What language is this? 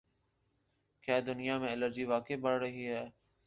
Urdu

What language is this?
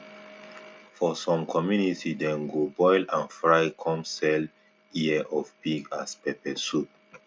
Nigerian Pidgin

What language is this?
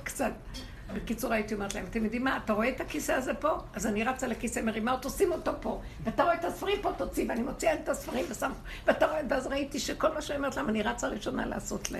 Hebrew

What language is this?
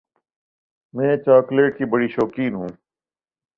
Urdu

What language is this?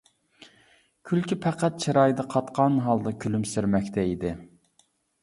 Uyghur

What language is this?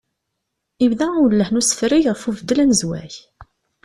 Kabyle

